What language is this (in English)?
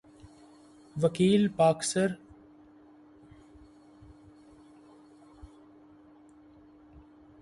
Urdu